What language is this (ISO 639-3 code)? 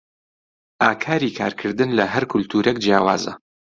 ckb